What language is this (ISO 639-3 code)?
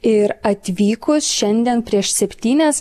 lit